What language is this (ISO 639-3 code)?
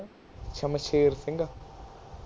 pan